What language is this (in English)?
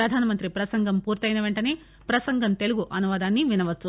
Telugu